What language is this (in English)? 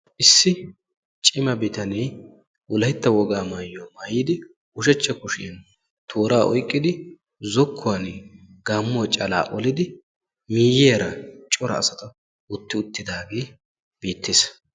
Wolaytta